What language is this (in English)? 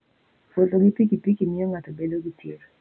Luo (Kenya and Tanzania)